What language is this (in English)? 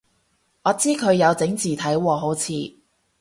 Cantonese